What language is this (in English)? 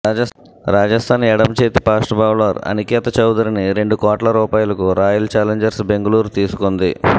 Telugu